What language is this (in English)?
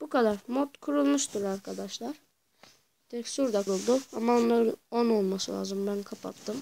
Turkish